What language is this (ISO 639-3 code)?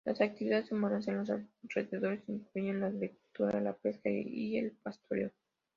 spa